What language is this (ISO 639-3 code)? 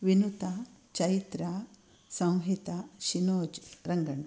san